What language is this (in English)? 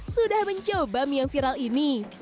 Indonesian